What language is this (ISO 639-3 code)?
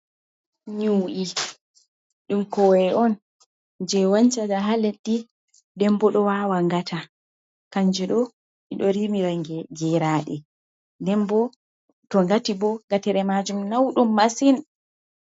ful